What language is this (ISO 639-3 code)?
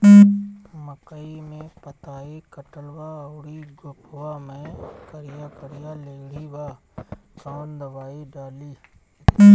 bho